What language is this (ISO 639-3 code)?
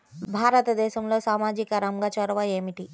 tel